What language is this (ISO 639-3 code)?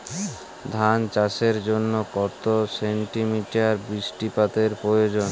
ben